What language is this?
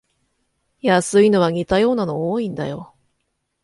Japanese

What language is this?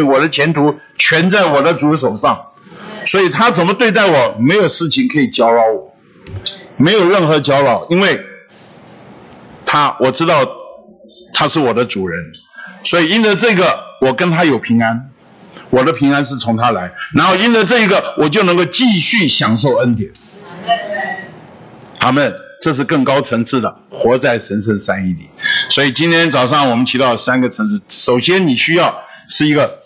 Chinese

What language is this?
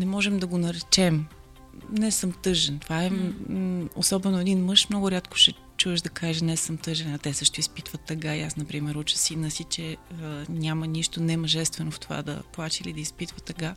Bulgarian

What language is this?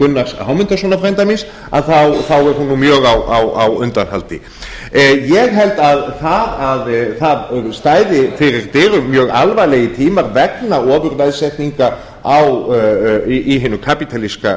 Icelandic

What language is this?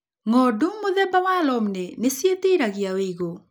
Kikuyu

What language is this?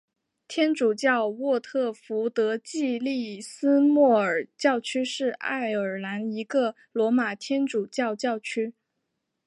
Chinese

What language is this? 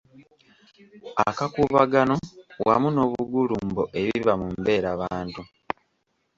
Ganda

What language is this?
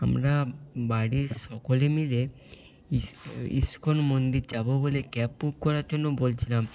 Bangla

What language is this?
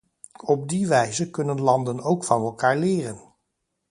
Dutch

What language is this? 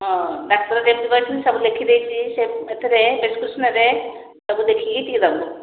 Odia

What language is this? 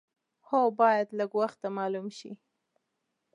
Pashto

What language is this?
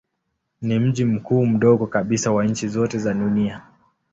Swahili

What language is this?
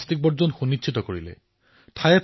Assamese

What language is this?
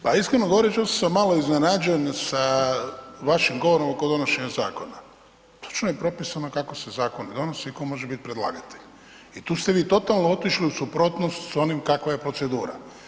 Croatian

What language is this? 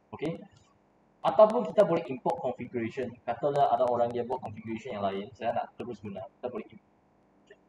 Malay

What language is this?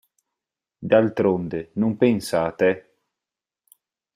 Italian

